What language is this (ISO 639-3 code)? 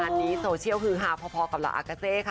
tha